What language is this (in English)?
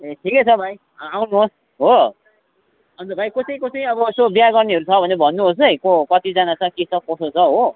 Nepali